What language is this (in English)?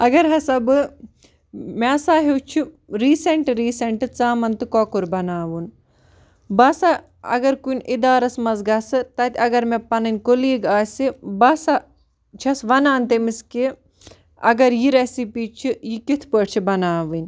Kashmiri